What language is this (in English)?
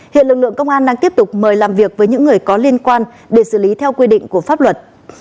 Vietnamese